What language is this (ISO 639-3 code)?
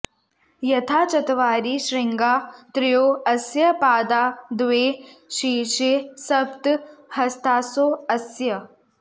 san